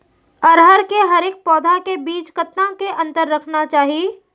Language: Chhattisgarhi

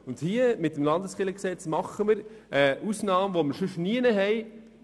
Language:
Swiss German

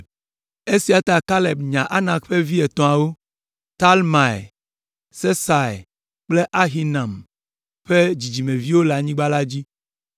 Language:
Ewe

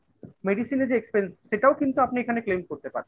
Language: Bangla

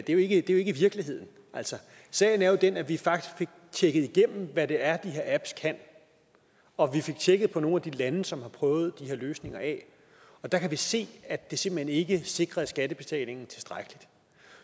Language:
Danish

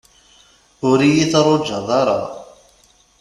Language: Kabyle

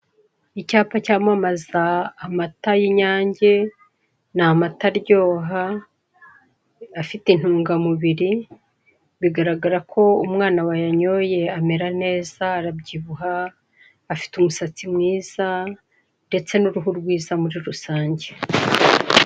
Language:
Kinyarwanda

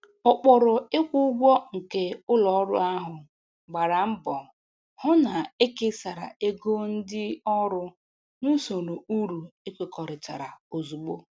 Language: Igbo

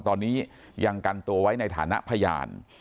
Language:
Thai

